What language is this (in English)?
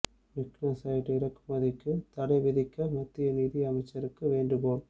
Tamil